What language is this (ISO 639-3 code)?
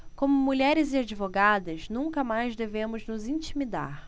por